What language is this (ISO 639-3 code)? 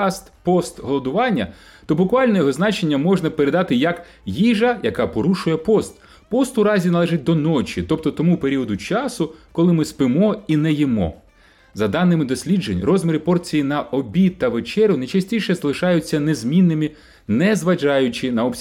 ukr